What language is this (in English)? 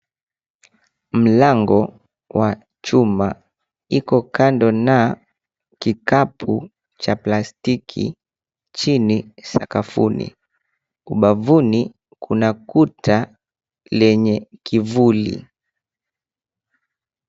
Swahili